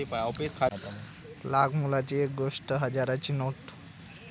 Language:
Marathi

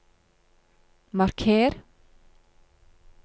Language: Norwegian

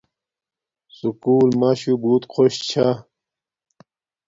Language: Domaaki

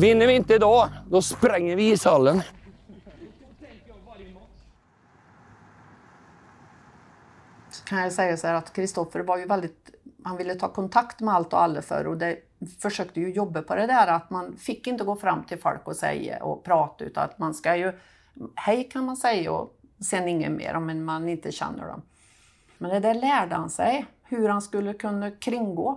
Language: Swedish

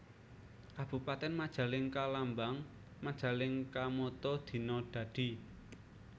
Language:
Javanese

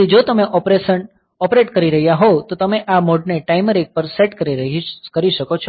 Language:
Gujarati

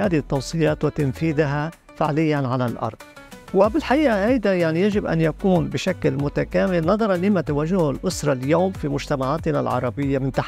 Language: Arabic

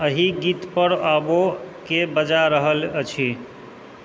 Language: Maithili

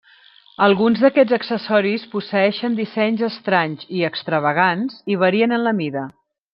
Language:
Catalan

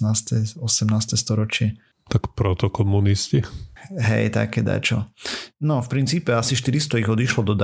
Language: Slovak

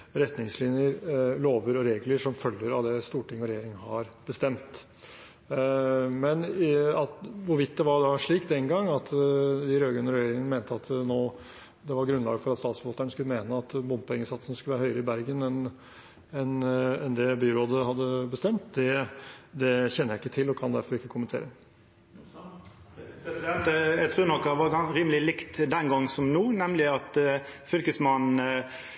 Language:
Norwegian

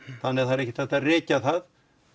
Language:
Icelandic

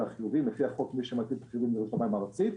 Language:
Hebrew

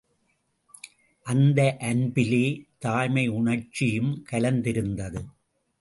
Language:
Tamil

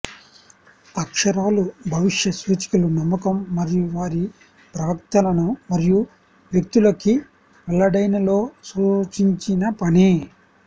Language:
Telugu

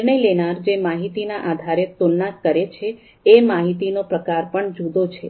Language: Gujarati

